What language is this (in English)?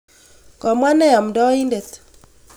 Kalenjin